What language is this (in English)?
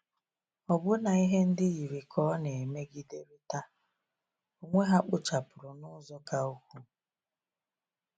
Igbo